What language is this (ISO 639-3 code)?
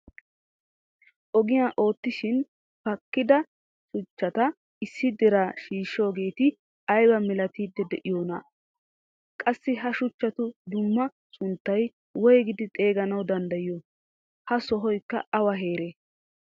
wal